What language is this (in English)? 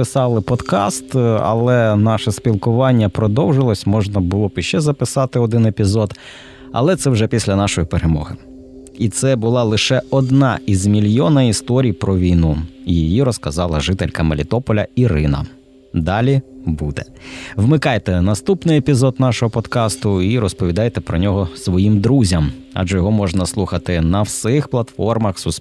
Ukrainian